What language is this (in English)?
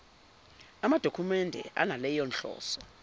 Zulu